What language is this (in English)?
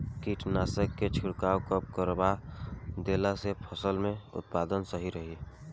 Bhojpuri